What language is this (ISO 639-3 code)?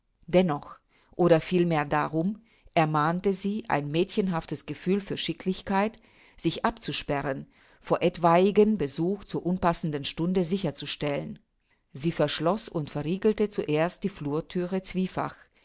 deu